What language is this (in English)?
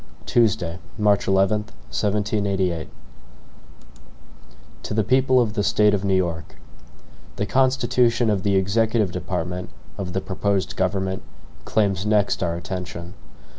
English